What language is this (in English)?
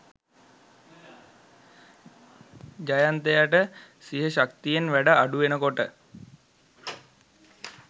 Sinhala